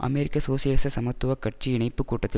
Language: Tamil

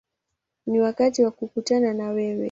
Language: Swahili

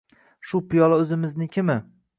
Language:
Uzbek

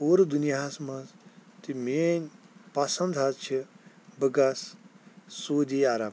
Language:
Kashmiri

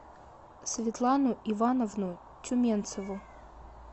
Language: Russian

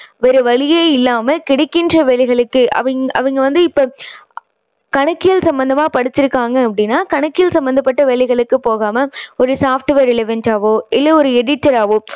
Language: Tamil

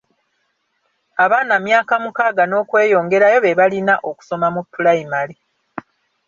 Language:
Ganda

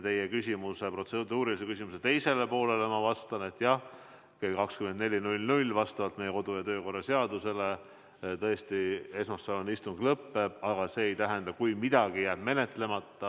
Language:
Estonian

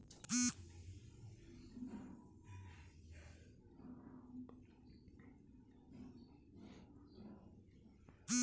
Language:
Chhattisgarhi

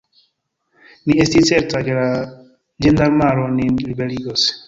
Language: Esperanto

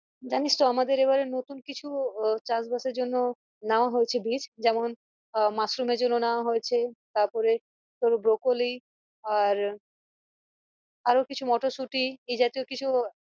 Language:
Bangla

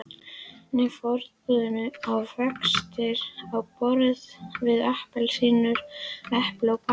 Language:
Icelandic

